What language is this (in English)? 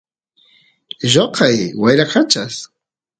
Santiago del Estero Quichua